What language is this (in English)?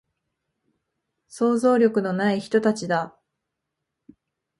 Japanese